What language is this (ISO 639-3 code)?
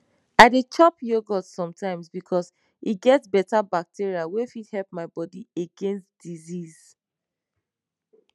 pcm